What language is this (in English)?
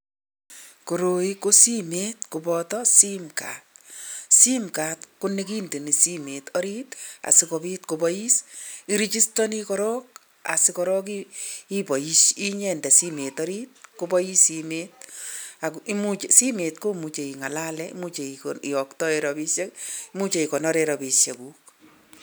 Kalenjin